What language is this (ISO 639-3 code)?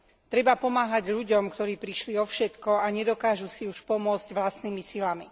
slk